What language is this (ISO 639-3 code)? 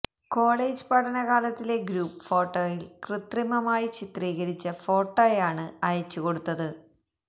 mal